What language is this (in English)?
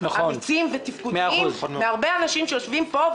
Hebrew